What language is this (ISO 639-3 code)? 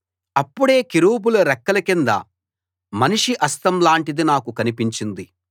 tel